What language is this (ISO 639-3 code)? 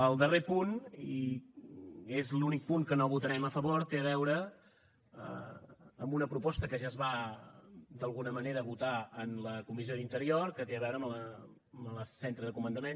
cat